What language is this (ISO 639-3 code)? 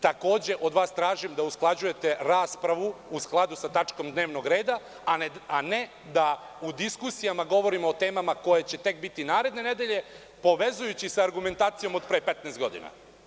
srp